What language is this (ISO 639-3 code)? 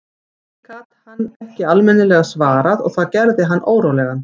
isl